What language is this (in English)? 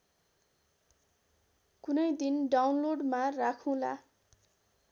Nepali